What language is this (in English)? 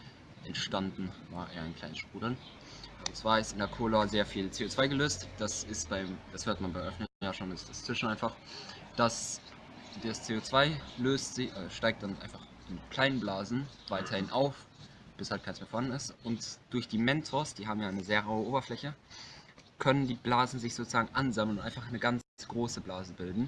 German